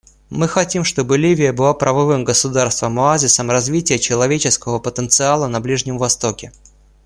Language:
Russian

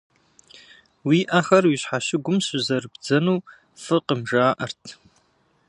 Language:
Kabardian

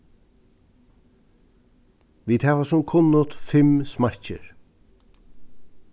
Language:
Faroese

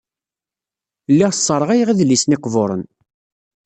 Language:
Kabyle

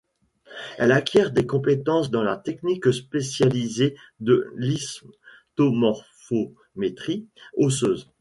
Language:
French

